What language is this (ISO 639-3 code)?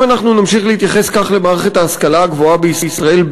heb